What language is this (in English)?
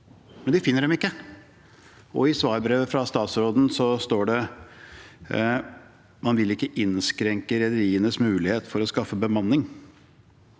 Norwegian